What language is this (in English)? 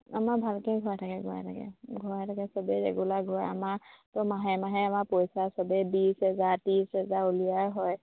Assamese